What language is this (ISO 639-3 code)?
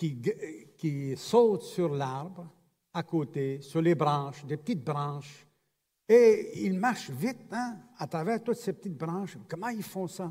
fra